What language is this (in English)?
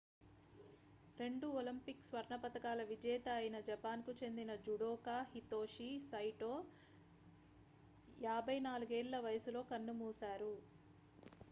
Telugu